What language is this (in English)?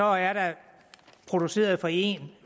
Danish